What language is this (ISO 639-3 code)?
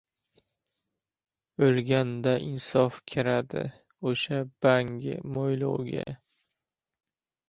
uzb